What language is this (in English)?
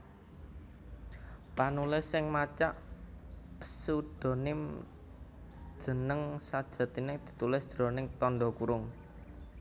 Javanese